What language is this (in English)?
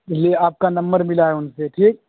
Urdu